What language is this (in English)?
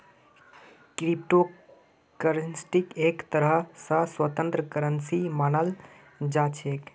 Magahi